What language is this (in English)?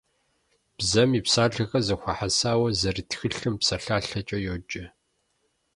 Kabardian